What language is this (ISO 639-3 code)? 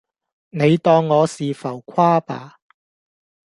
yue